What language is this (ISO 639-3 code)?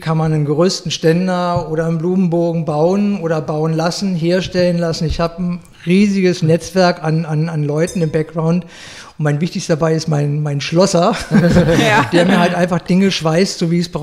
deu